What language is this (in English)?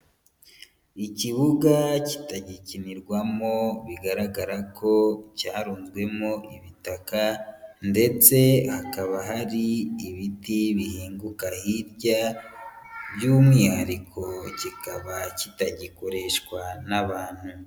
Kinyarwanda